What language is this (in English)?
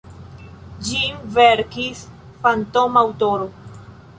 Esperanto